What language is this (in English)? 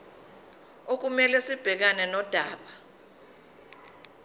Zulu